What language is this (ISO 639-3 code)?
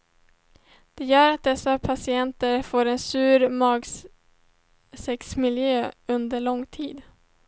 swe